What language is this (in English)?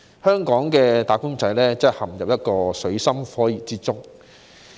Cantonese